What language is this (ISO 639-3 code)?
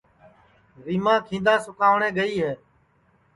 ssi